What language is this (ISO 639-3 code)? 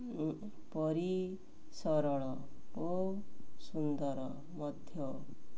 ori